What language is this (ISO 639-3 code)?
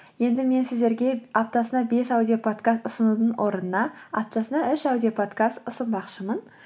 kaz